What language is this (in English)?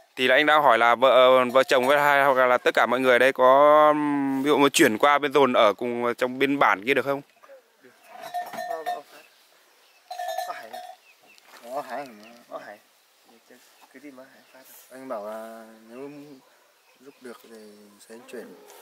Vietnamese